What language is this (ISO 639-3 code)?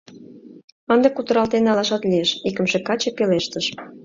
chm